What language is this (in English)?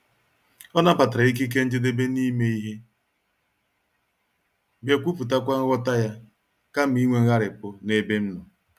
Igbo